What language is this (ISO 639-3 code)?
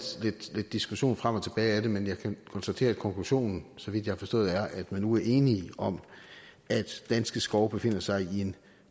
dan